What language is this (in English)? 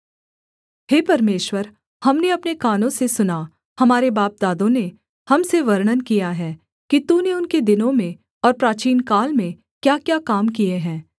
Hindi